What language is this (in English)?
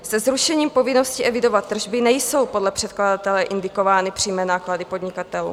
Czech